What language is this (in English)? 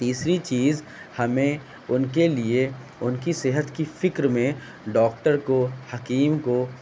Urdu